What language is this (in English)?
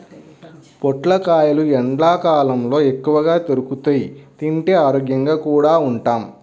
Telugu